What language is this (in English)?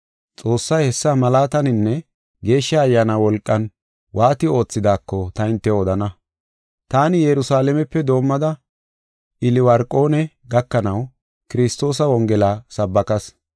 Gofa